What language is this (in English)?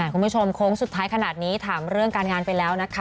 Thai